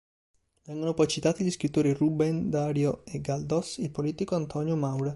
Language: Italian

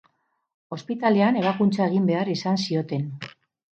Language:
Basque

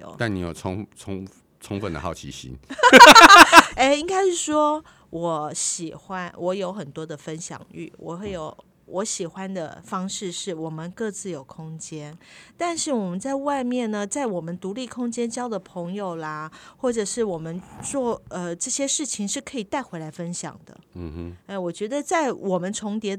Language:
Chinese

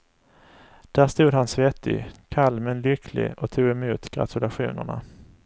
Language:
Swedish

